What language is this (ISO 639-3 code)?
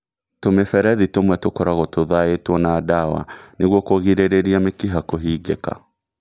kik